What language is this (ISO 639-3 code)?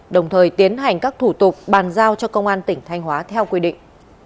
vie